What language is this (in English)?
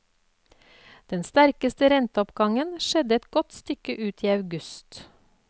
Norwegian